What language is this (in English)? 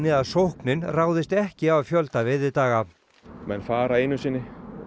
Icelandic